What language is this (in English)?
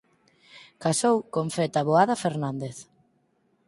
Galician